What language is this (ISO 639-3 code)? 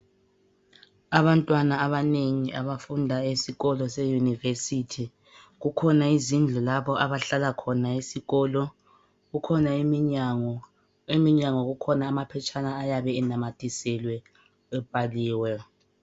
nde